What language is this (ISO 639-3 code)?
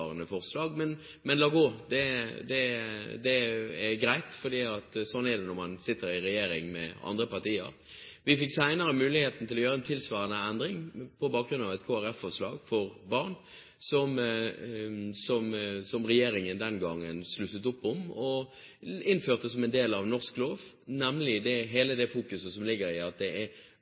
nob